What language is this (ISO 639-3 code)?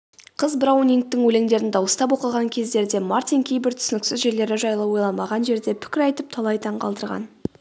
kaz